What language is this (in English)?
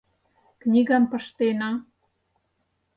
Mari